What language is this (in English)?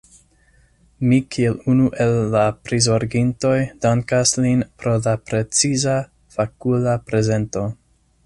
Esperanto